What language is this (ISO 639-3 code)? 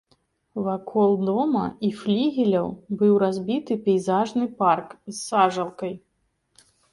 bel